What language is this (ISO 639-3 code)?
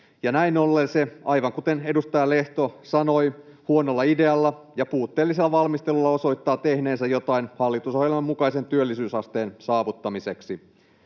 fin